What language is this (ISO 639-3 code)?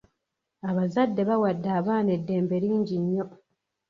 lug